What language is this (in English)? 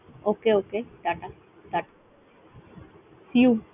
Bangla